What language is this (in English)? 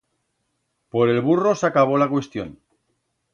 Aragonese